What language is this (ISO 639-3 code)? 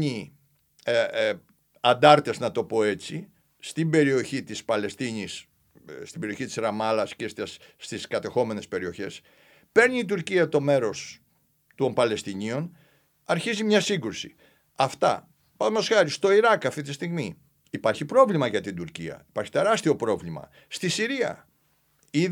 ell